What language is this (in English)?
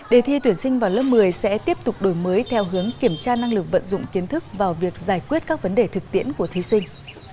Vietnamese